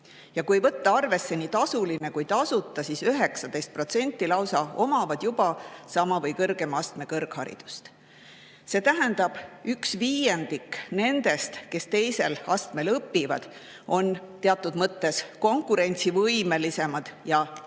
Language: Estonian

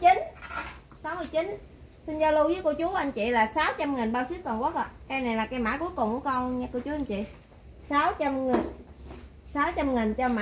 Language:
Vietnamese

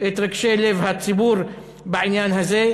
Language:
Hebrew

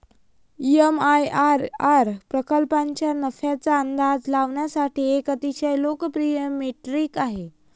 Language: Marathi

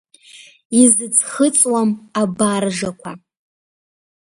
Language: Abkhazian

